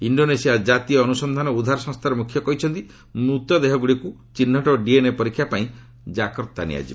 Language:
Odia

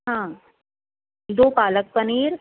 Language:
Urdu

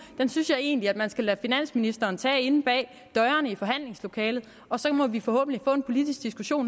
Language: Danish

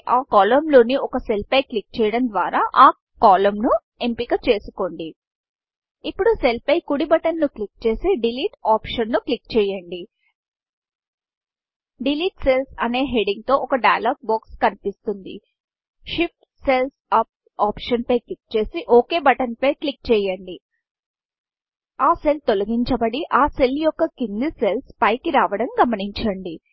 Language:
Telugu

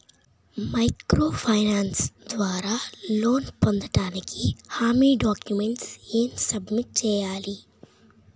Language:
Telugu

